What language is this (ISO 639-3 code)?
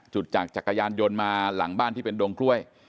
tha